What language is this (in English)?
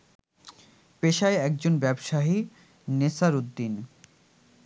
Bangla